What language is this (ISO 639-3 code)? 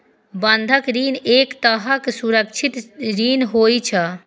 mai